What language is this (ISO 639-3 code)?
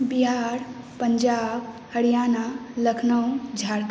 mai